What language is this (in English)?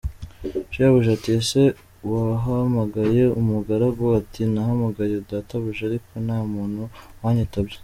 Kinyarwanda